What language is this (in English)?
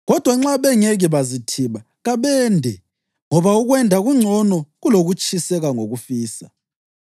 North Ndebele